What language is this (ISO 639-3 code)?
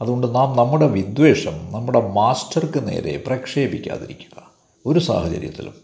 mal